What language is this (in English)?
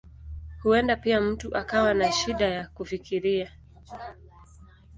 Swahili